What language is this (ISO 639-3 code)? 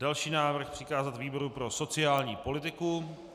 ces